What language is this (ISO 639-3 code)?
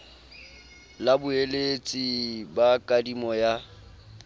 sot